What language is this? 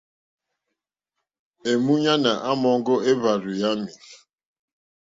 Mokpwe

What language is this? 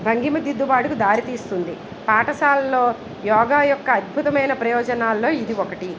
Telugu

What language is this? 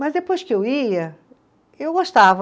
Portuguese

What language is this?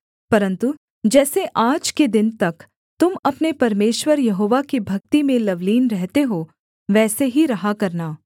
Hindi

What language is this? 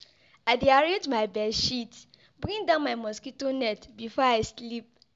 Nigerian Pidgin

